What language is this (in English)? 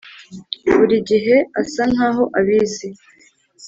Kinyarwanda